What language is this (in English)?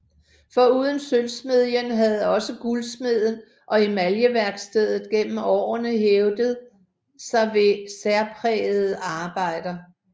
Danish